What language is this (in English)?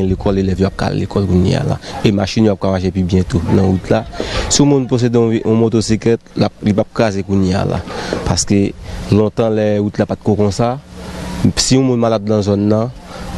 French